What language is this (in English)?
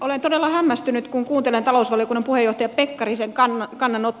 Finnish